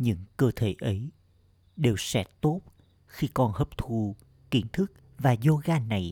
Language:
Vietnamese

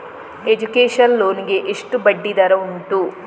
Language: Kannada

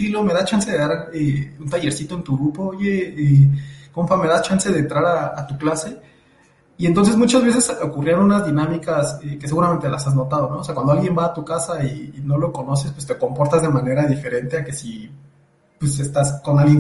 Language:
Spanish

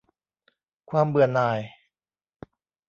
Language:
Thai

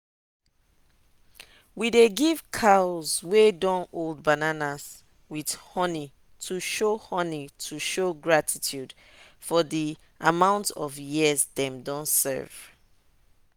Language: Nigerian Pidgin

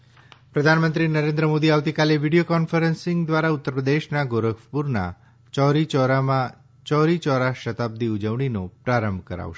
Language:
Gujarati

